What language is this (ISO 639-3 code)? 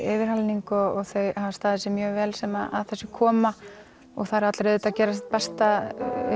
isl